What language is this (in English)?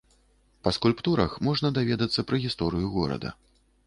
Belarusian